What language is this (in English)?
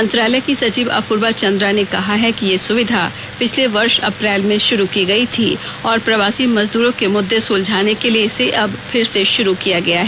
Hindi